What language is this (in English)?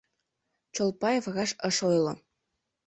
Mari